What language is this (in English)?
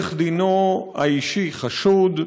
Hebrew